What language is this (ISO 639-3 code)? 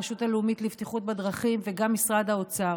heb